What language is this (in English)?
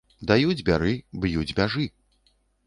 Belarusian